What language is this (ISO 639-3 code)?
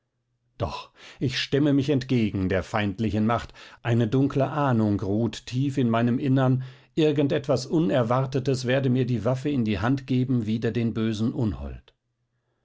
deu